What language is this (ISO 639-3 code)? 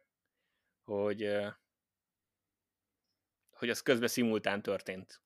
hun